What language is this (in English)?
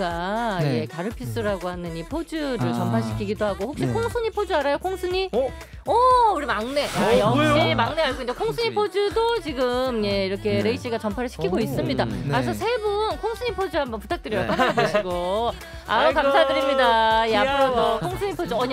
Korean